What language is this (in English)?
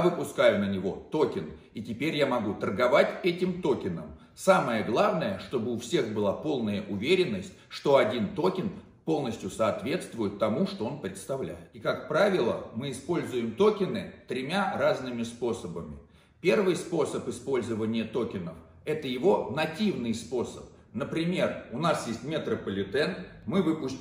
Russian